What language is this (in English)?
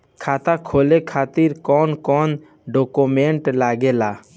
Bhojpuri